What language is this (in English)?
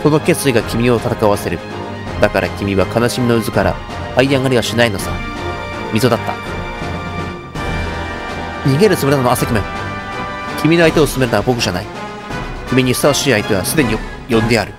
Japanese